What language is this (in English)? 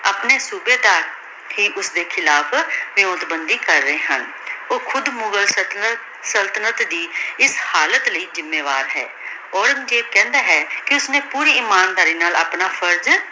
Punjabi